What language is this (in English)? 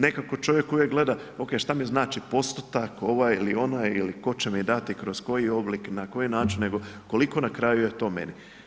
Croatian